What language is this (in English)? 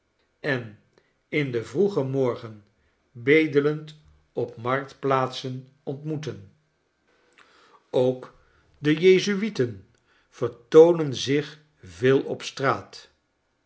Dutch